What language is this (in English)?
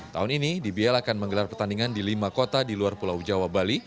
Indonesian